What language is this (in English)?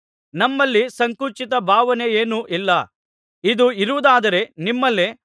Kannada